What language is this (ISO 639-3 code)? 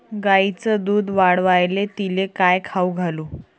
mar